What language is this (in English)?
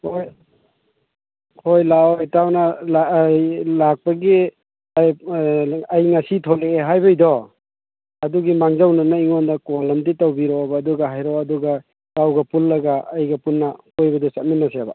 Manipuri